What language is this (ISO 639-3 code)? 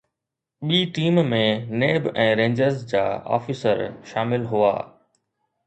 snd